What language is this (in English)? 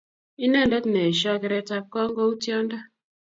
Kalenjin